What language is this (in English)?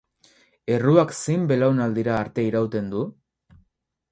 Basque